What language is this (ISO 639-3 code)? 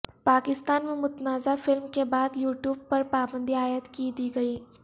urd